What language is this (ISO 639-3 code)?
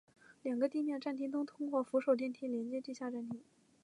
zho